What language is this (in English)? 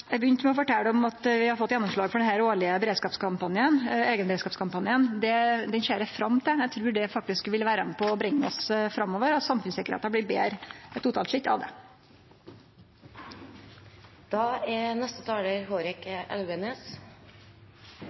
Norwegian Nynorsk